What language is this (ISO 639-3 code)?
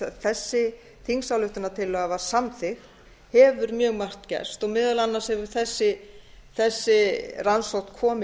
isl